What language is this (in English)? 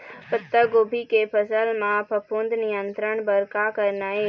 Chhattisgarhi